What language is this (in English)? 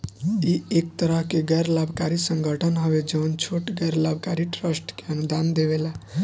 Bhojpuri